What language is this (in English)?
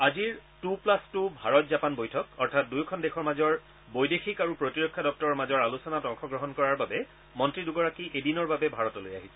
Assamese